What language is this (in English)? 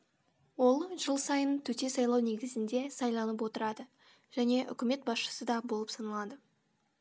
Kazakh